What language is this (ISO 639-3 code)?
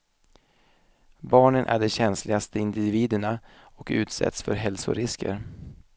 swe